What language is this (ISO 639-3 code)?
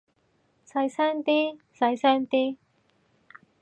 yue